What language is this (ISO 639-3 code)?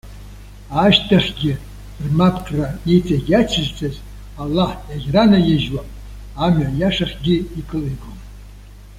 abk